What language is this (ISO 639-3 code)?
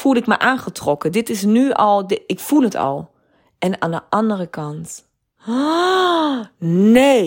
nld